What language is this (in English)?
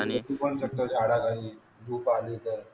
Marathi